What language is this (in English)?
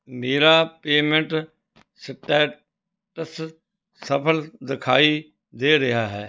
Punjabi